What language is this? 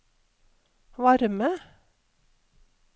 Norwegian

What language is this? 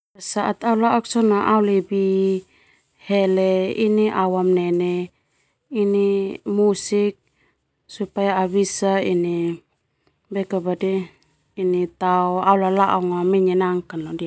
Termanu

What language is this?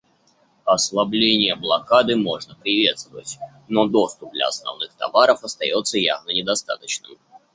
Russian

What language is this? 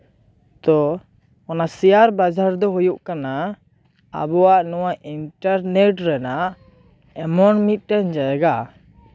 Santali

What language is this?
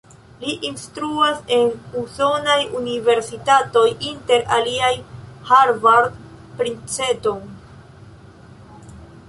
Esperanto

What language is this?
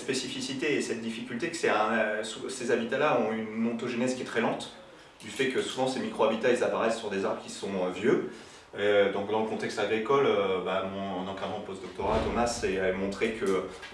French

